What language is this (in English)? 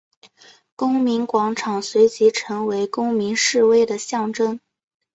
Chinese